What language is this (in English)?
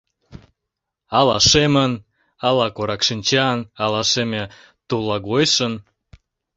Mari